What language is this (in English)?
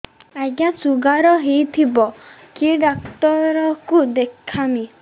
Odia